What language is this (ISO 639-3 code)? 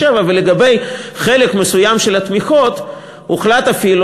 heb